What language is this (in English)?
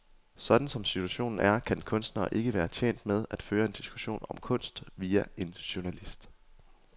Danish